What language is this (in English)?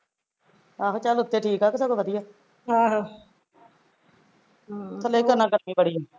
Punjabi